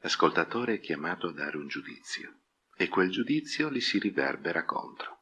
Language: Italian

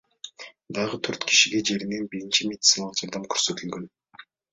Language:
Kyrgyz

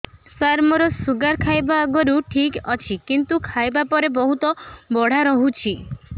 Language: Odia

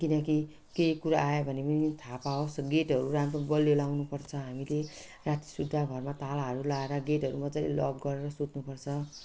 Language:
Nepali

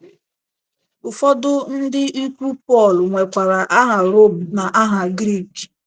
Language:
Igbo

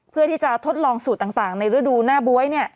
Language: Thai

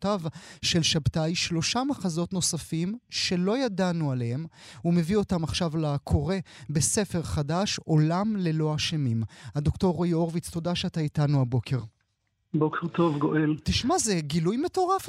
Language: Hebrew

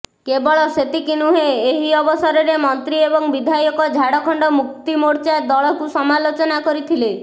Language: Odia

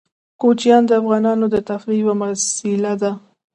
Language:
Pashto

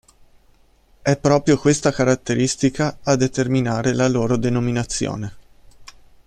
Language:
Italian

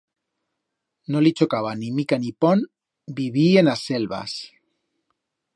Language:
Aragonese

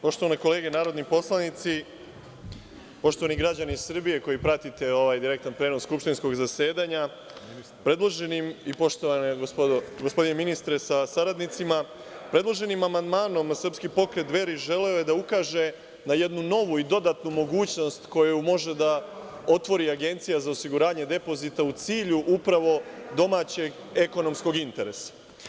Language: Serbian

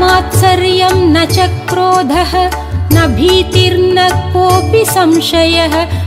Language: Hindi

